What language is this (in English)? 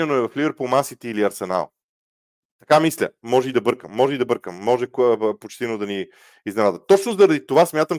Bulgarian